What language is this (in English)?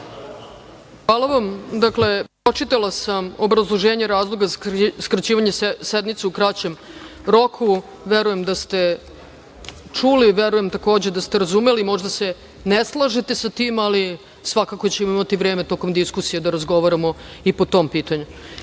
Serbian